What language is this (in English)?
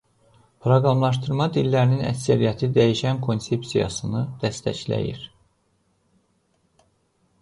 Azerbaijani